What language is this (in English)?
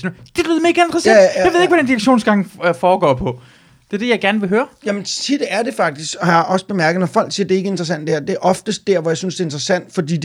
Danish